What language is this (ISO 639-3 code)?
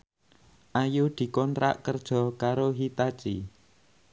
jav